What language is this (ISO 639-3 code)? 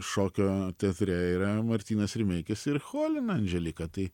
lit